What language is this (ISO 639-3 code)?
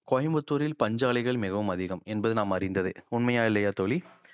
tam